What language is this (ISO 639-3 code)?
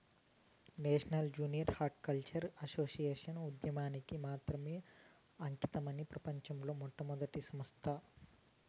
tel